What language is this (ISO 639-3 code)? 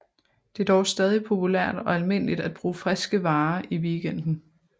dan